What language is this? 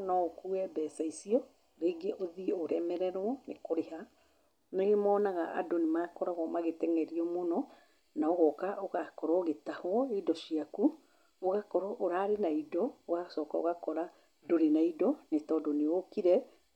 Kikuyu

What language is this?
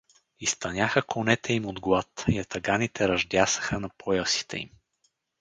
Bulgarian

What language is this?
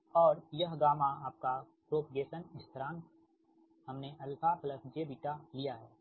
Hindi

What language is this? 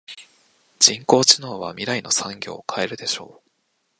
Japanese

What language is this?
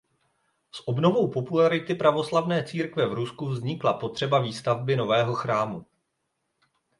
Czech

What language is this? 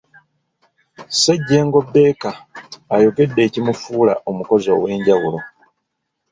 Ganda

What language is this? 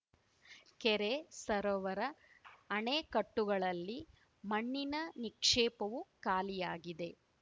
Kannada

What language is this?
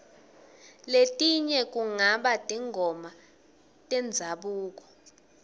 Swati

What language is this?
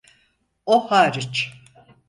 Turkish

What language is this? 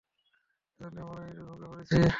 Bangla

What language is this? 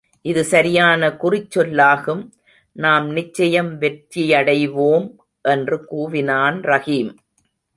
Tamil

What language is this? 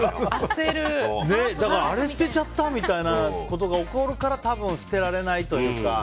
Japanese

